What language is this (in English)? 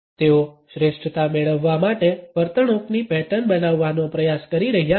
Gujarati